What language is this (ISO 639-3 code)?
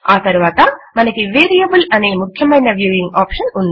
tel